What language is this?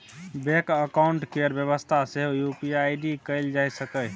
Maithili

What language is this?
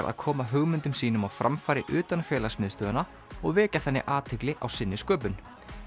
Icelandic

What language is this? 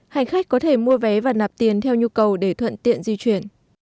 Vietnamese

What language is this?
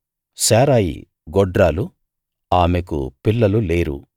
Telugu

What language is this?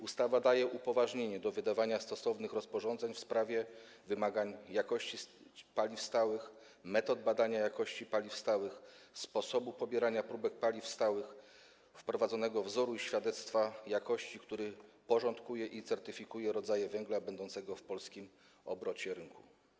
Polish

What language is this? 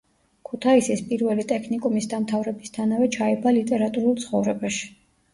Georgian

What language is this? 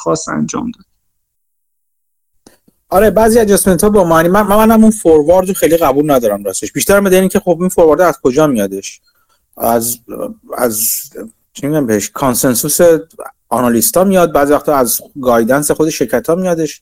Persian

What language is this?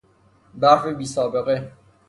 Persian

